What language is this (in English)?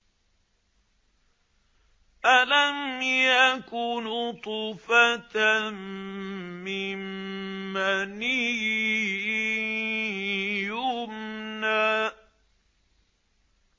Arabic